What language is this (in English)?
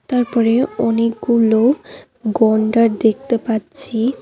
Bangla